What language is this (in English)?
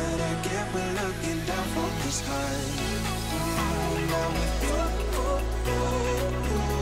Japanese